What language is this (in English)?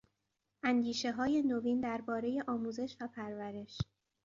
Persian